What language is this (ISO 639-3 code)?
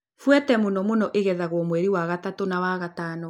kik